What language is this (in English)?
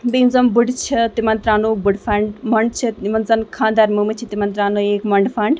Kashmiri